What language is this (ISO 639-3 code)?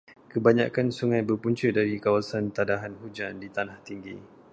msa